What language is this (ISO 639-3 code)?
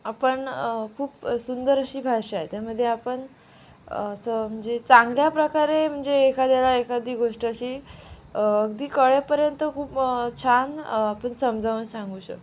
mar